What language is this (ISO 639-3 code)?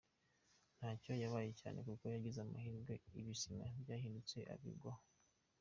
kin